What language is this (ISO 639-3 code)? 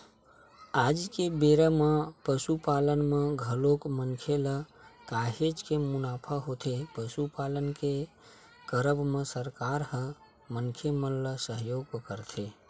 hne